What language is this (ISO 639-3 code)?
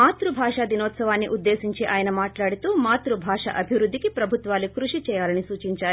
tel